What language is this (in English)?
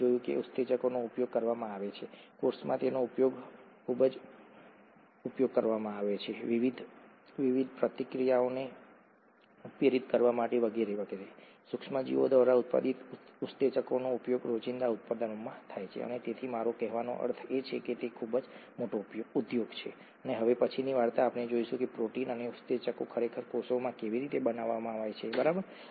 Gujarati